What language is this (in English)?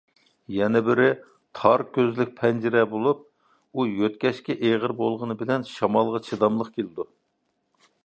Uyghur